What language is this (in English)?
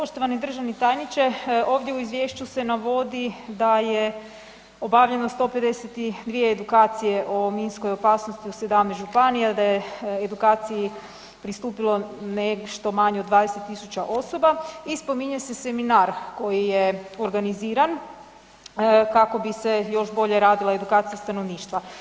Croatian